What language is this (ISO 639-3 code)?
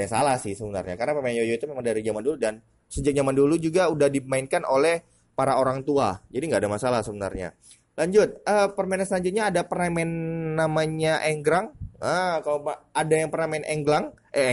ind